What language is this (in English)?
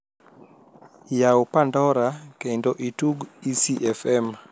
Luo (Kenya and Tanzania)